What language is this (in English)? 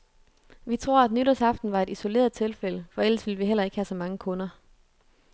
Danish